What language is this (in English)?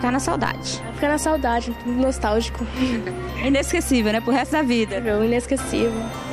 Portuguese